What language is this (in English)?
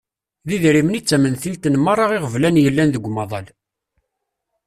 Kabyle